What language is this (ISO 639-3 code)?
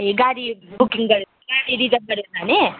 nep